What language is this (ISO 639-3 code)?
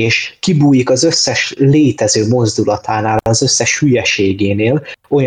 hun